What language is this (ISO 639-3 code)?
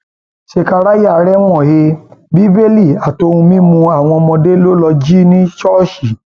yor